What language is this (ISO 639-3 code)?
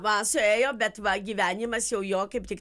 lit